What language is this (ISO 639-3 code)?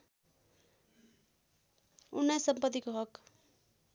nep